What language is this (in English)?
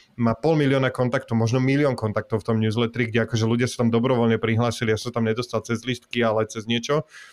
Slovak